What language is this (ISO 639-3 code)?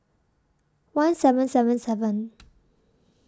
eng